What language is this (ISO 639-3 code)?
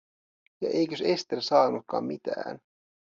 fin